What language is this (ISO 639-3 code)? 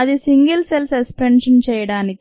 tel